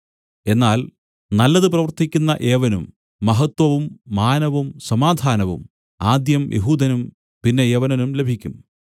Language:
Malayalam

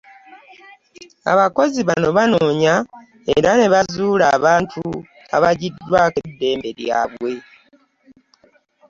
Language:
Ganda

